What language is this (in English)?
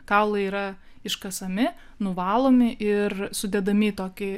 Lithuanian